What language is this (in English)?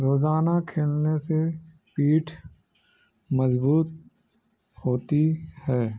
Urdu